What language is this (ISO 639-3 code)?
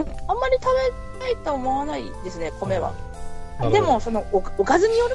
jpn